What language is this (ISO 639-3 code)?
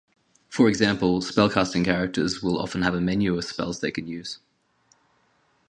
eng